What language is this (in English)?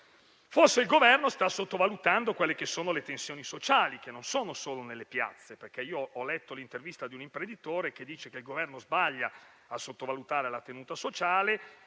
Italian